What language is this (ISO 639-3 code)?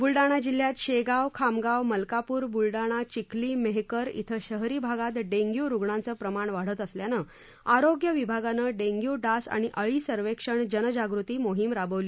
mar